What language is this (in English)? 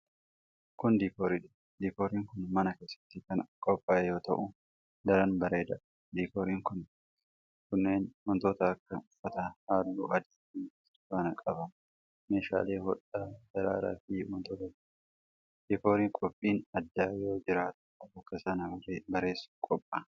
Oromo